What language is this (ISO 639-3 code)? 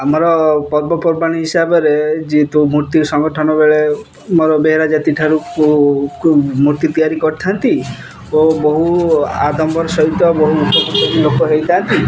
ori